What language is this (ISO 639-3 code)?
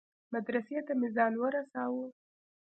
pus